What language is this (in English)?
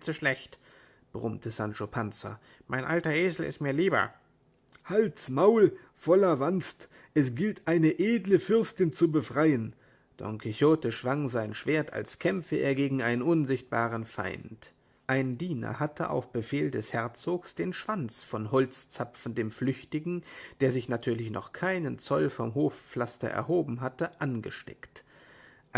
German